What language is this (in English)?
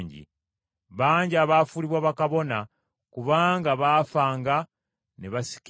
Ganda